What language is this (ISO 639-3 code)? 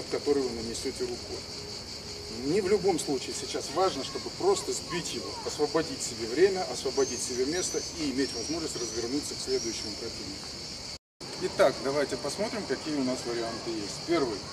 rus